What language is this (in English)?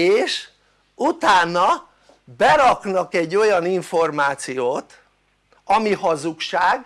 Hungarian